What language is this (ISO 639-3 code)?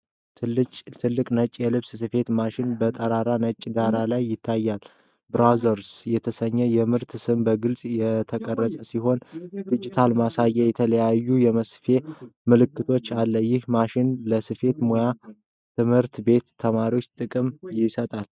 amh